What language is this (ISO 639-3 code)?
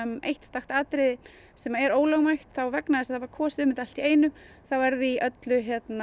isl